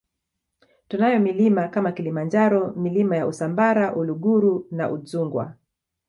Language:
Swahili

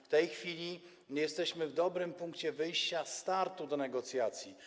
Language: Polish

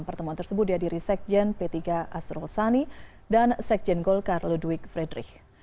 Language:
Indonesian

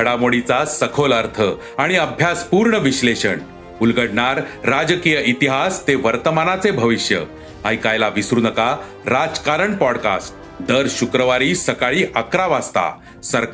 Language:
Marathi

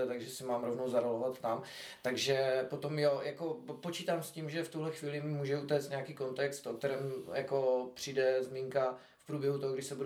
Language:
Czech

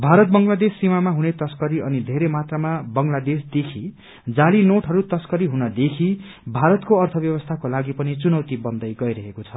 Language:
Nepali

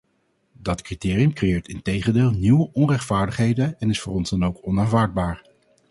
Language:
Dutch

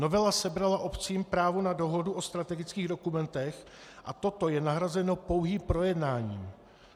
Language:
Czech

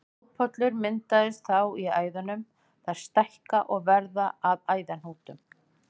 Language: Icelandic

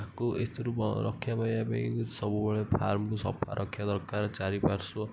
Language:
Odia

